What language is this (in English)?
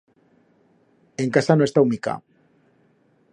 Aragonese